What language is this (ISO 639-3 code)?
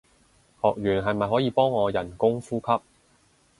yue